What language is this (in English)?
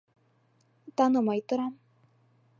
Bashkir